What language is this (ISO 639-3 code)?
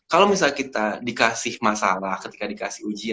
ind